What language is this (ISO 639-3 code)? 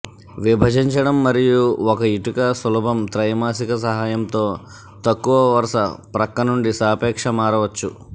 tel